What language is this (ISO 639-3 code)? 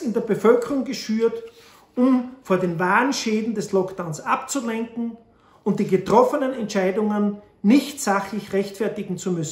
deu